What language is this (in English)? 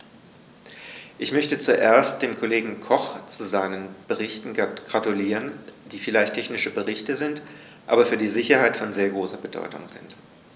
German